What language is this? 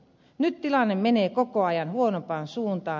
Finnish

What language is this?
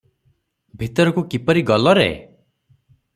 Odia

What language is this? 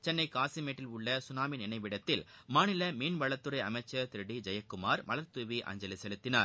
Tamil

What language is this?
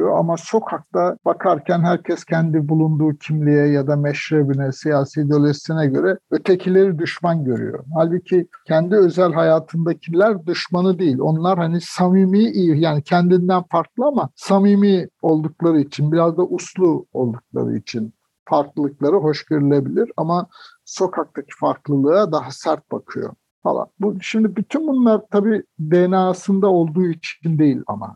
Turkish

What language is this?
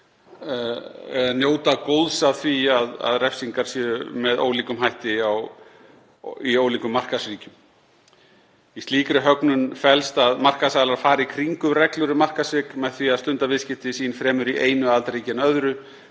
Icelandic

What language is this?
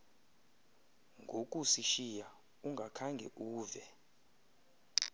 Xhosa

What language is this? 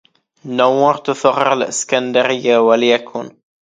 Arabic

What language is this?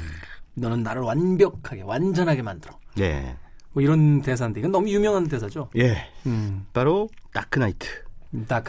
Korean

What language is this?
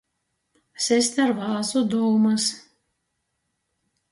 Latgalian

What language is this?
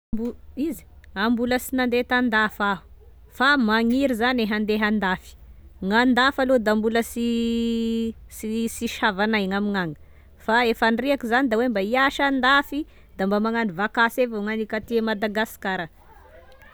Tesaka Malagasy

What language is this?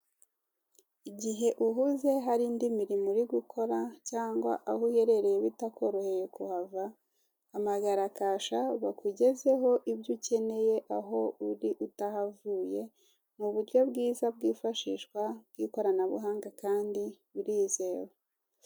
Kinyarwanda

